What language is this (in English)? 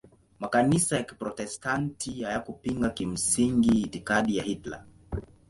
Swahili